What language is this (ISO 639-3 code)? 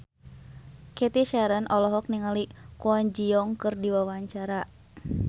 sun